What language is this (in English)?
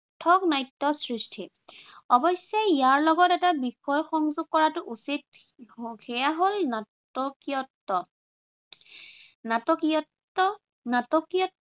Assamese